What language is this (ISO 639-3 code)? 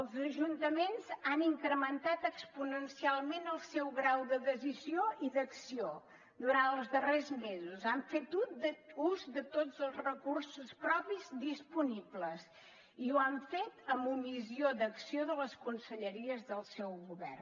cat